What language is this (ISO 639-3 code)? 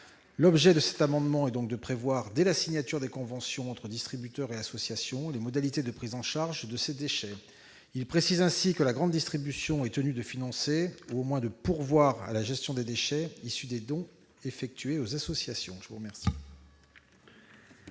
fra